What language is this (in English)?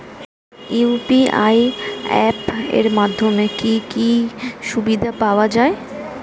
Bangla